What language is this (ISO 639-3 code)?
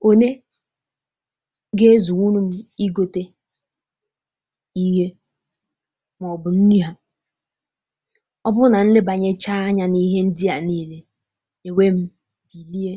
ibo